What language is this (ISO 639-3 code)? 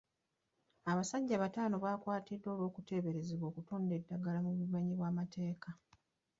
lug